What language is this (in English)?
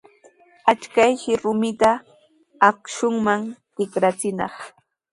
Sihuas Ancash Quechua